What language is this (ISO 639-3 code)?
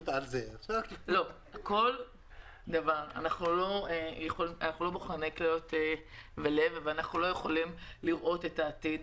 heb